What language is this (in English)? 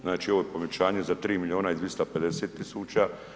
Croatian